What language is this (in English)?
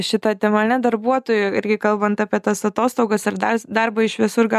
Lithuanian